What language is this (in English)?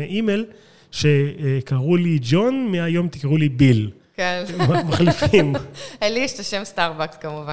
Hebrew